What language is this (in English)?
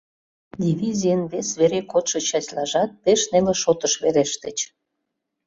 Mari